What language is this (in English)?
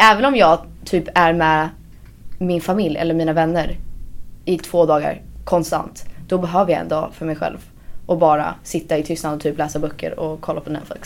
Swedish